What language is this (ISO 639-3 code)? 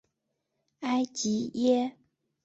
zho